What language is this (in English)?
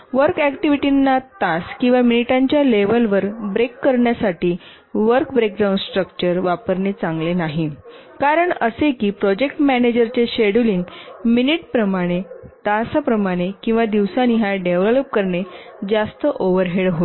Marathi